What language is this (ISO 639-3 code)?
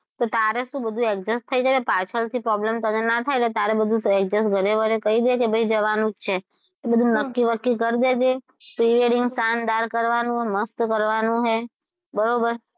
guj